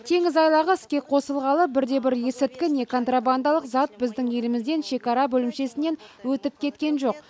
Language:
Kazakh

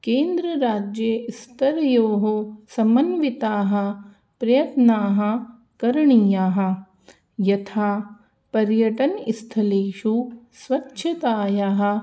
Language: Sanskrit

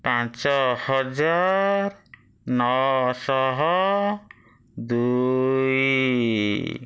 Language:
Odia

